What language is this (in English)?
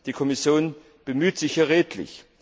German